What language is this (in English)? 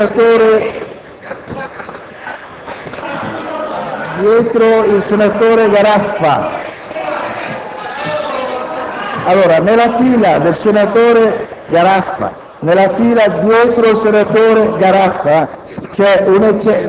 Italian